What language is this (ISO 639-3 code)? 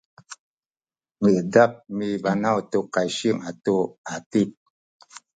szy